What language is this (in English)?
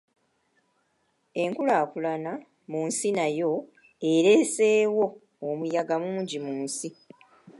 Ganda